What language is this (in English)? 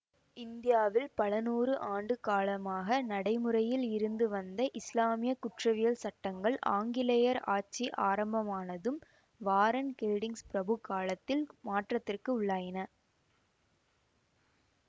Tamil